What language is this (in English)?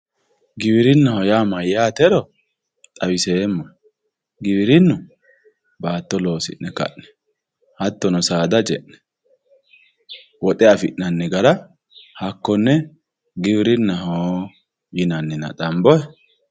Sidamo